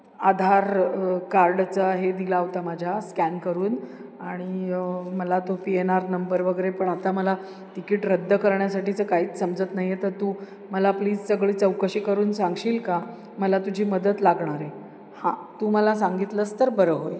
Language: Marathi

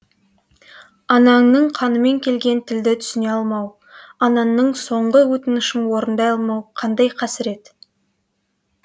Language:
Kazakh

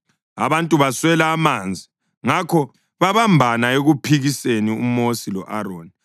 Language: North Ndebele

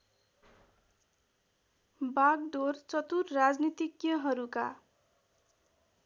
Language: Nepali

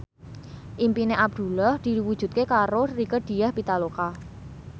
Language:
Javanese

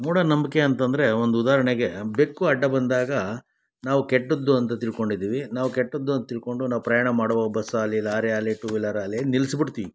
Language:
Kannada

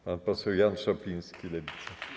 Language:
Polish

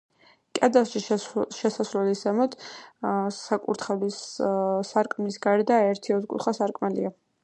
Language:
Georgian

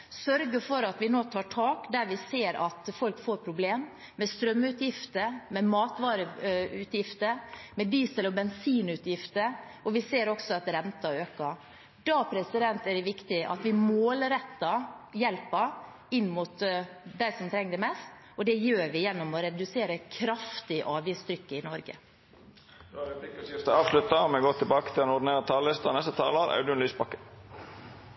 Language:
Norwegian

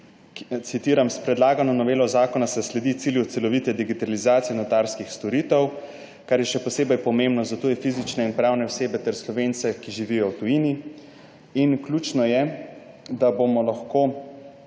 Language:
Slovenian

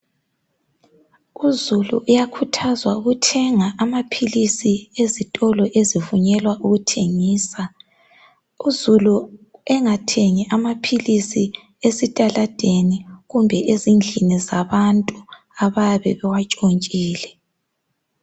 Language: North Ndebele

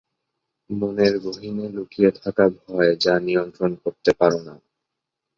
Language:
Bangla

